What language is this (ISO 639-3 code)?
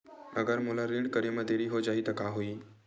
hne